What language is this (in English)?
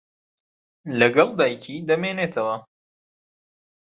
Central Kurdish